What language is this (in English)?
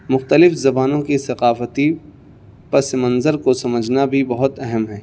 Urdu